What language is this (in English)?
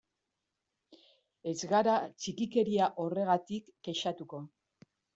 Basque